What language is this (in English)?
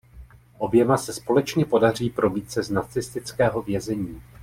Czech